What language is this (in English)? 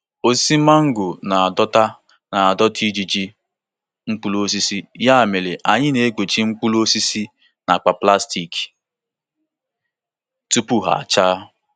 Igbo